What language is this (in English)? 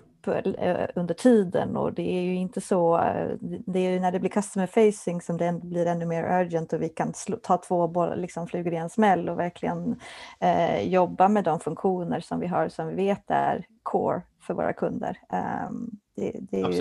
Swedish